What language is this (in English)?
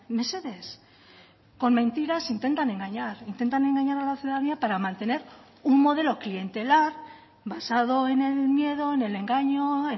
Spanish